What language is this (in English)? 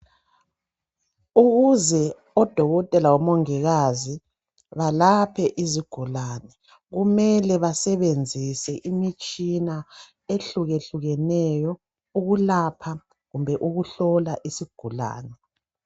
North Ndebele